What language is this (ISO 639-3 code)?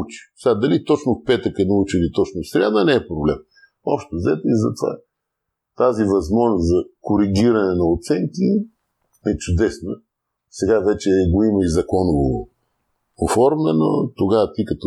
bul